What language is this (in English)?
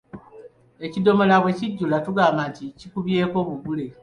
Ganda